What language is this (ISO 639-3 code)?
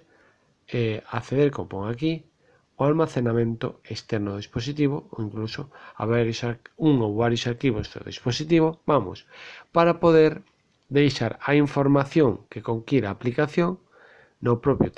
glg